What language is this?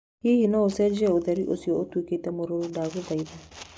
Kikuyu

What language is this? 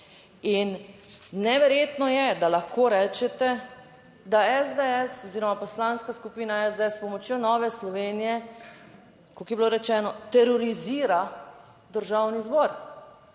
Slovenian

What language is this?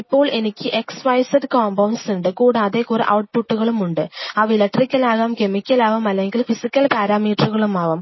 Malayalam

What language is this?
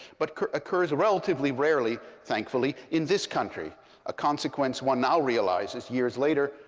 English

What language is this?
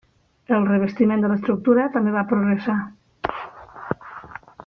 Catalan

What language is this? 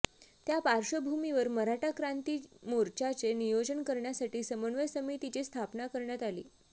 Marathi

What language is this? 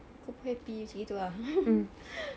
English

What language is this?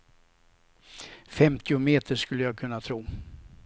Swedish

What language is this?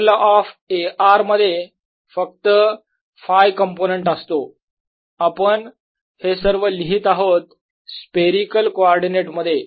Marathi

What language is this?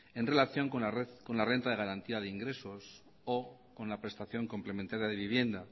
Spanish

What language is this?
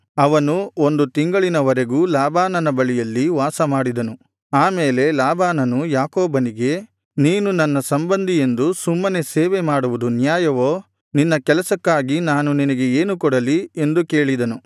Kannada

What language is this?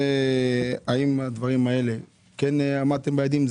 Hebrew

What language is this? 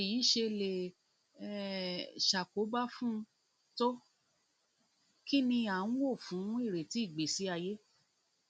Yoruba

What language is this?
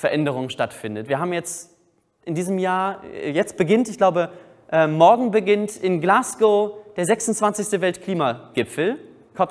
German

